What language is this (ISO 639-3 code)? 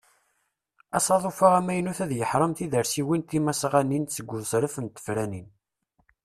kab